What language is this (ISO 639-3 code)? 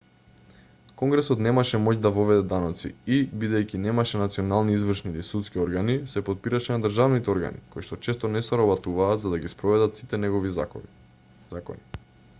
mkd